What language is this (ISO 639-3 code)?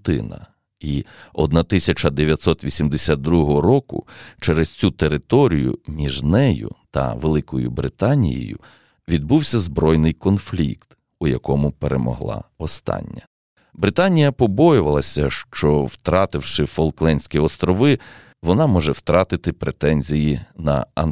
ukr